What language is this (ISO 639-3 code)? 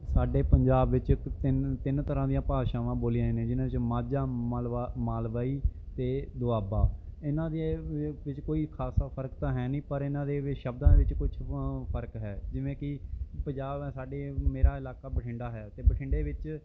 pan